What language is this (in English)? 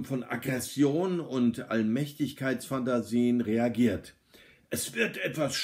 German